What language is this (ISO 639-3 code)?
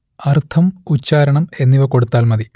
mal